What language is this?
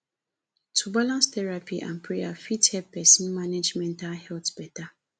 Nigerian Pidgin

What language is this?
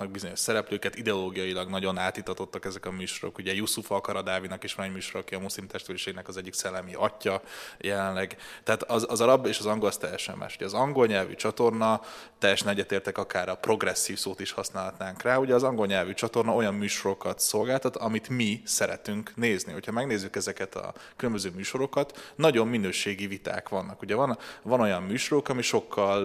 Hungarian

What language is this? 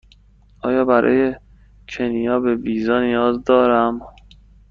Persian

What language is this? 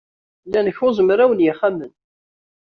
Kabyle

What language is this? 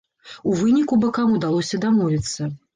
Belarusian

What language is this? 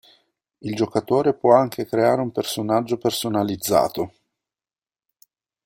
Italian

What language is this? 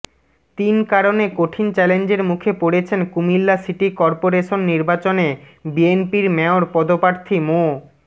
Bangla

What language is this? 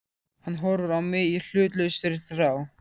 Icelandic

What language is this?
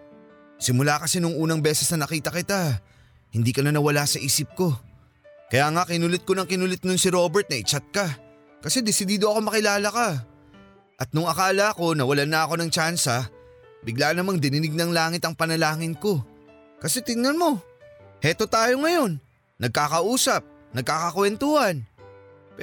Filipino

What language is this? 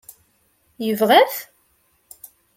Kabyle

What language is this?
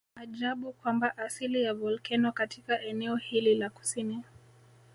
Swahili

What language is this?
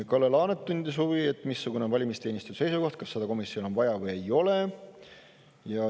Estonian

